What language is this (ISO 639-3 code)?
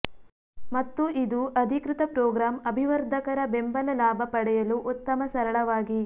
kan